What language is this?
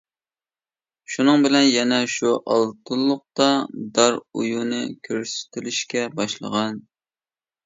Uyghur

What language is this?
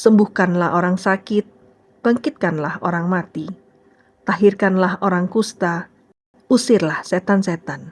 Indonesian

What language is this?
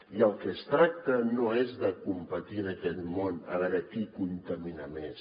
Catalan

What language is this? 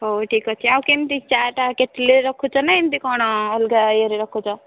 Odia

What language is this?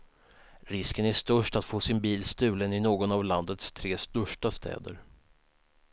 Swedish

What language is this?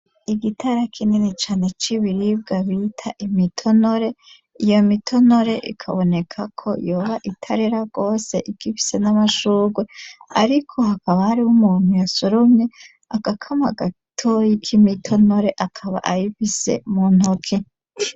Rundi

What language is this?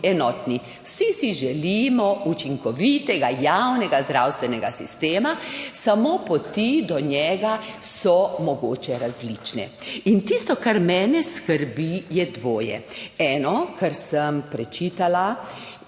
Slovenian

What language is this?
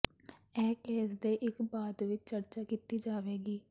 Punjabi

